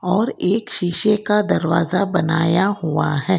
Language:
Hindi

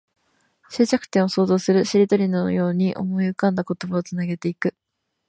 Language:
Japanese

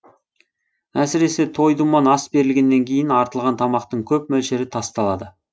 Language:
Kazakh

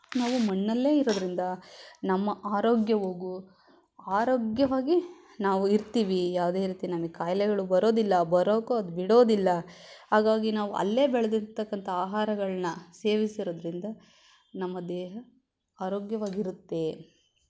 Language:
Kannada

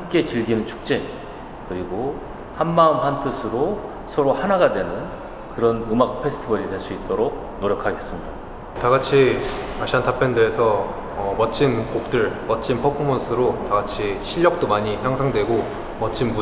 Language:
Korean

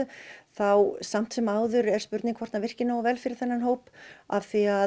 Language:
Icelandic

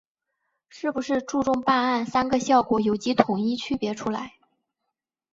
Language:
Chinese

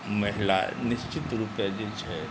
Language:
Maithili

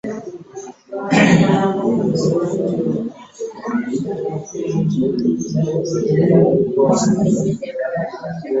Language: Ganda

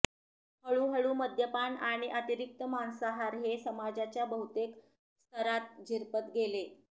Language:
Marathi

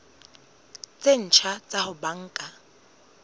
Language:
Southern Sotho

